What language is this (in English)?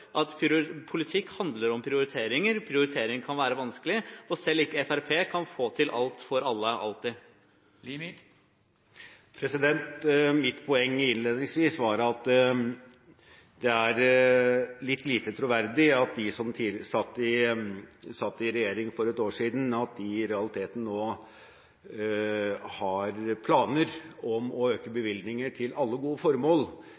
Norwegian Bokmål